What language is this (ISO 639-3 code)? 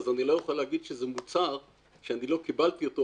heb